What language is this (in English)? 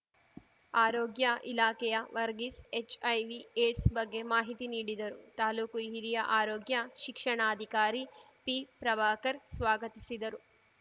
Kannada